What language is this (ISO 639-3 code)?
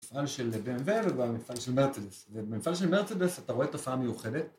heb